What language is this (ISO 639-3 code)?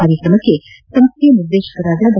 kan